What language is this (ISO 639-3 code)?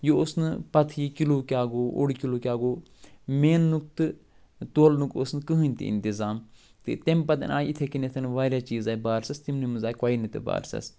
kas